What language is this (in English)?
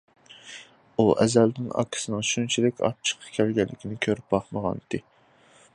Uyghur